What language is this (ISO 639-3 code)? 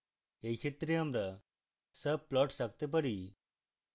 ben